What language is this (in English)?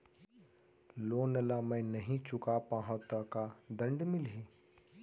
Chhattisgarhi